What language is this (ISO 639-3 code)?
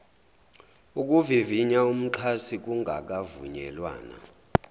zul